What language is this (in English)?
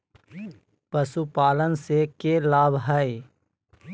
Magahi